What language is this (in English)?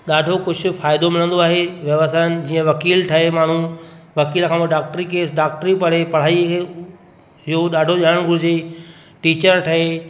Sindhi